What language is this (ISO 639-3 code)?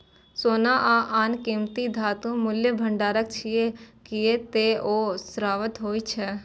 mai